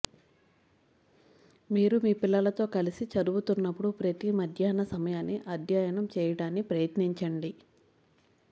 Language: Telugu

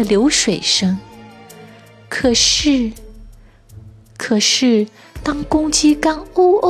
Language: Chinese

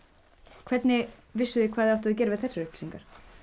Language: Icelandic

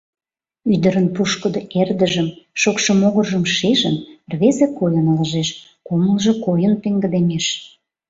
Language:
Mari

